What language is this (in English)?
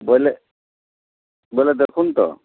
Odia